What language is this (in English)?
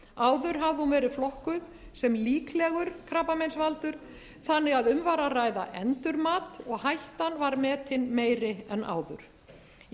Icelandic